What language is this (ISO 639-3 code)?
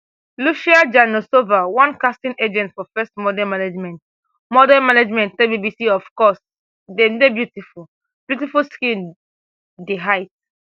pcm